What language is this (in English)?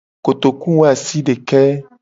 Gen